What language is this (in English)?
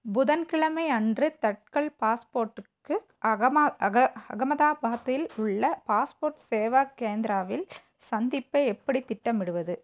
Tamil